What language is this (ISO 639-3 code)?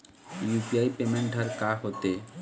hne